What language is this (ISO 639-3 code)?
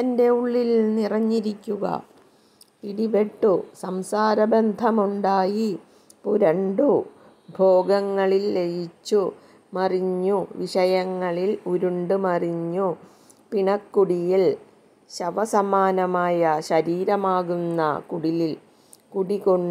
mal